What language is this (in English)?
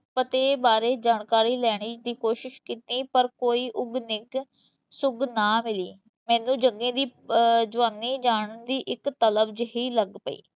Punjabi